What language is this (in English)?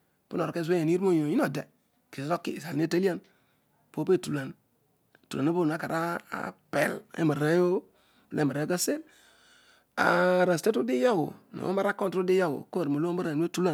Odual